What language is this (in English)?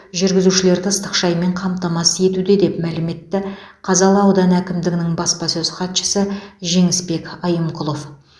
Kazakh